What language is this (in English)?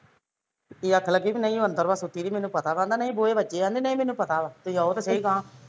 Punjabi